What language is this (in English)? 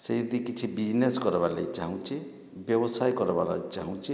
Odia